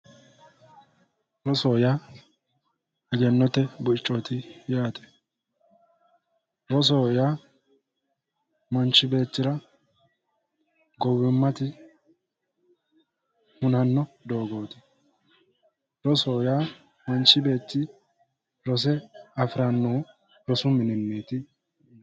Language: Sidamo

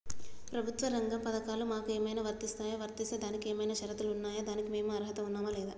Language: Telugu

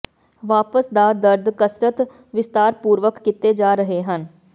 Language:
Punjabi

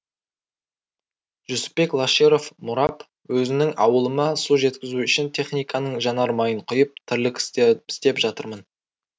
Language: Kazakh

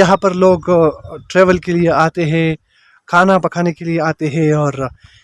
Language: Urdu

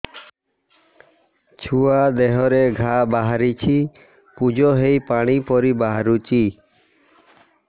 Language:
Odia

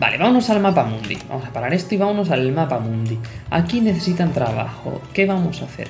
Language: Spanish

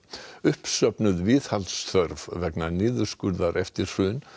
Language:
Icelandic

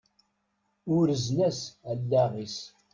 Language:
Kabyle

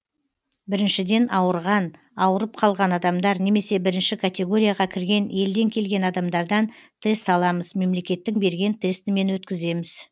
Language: Kazakh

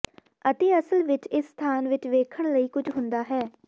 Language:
Punjabi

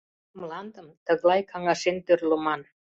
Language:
Mari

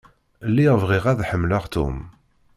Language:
Kabyle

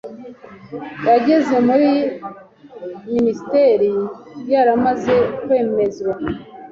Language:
Kinyarwanda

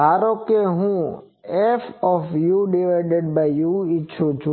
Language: Gujarati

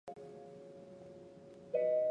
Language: Chinese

